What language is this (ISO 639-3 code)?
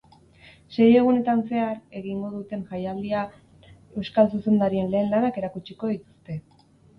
eus